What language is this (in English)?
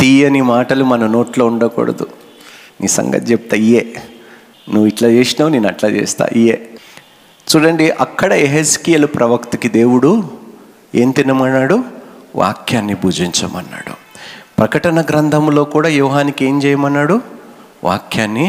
Telugu